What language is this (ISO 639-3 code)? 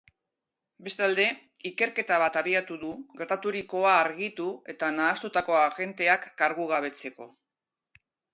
eus